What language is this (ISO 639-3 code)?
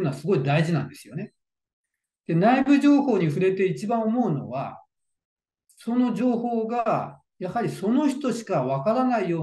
jpn